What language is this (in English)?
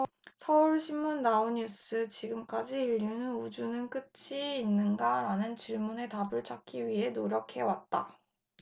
Korean